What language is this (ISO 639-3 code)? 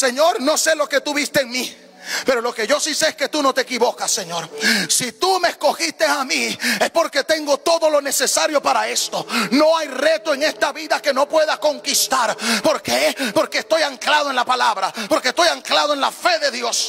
spa